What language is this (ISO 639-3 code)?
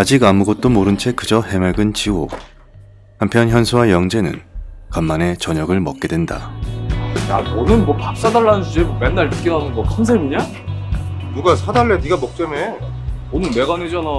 kor